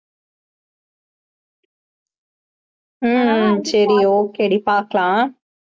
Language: Tamil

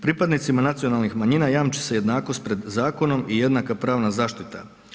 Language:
Croatian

